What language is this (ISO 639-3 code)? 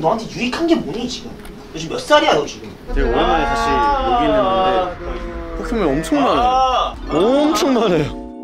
kor